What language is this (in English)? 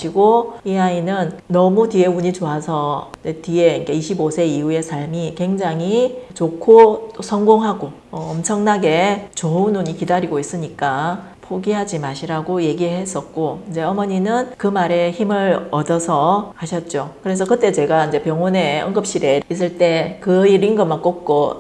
Korean